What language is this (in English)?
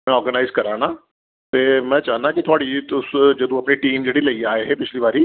Dogri